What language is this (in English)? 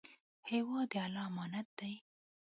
Pashto